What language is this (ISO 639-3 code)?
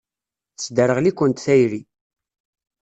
kab